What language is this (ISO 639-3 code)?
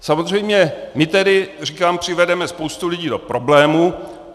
ces